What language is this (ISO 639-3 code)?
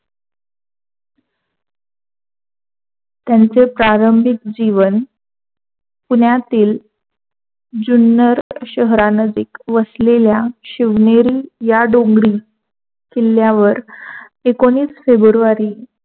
mar